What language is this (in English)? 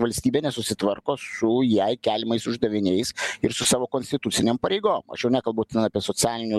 Lithuanian